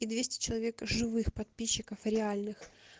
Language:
Russian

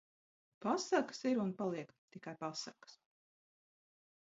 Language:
Latvian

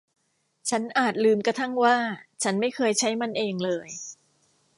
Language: Thai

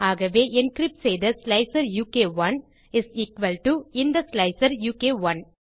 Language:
Tamil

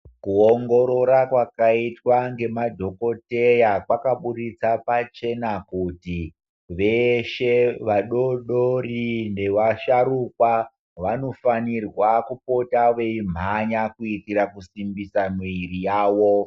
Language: Ndau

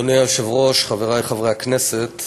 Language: Hebrew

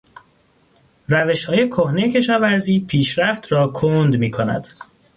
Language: Persian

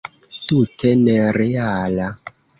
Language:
Esperanto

